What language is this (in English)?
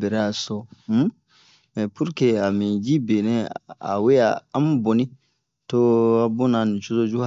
Bomu